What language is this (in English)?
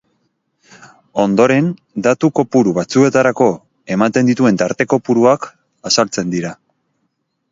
Basque